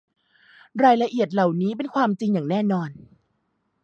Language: Thai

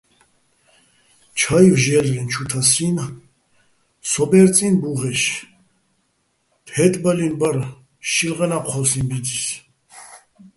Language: Bats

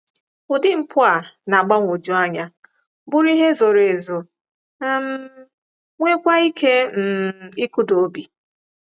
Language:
Igbo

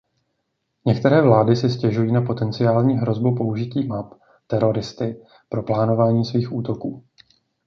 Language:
Czech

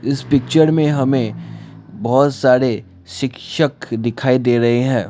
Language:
Hindi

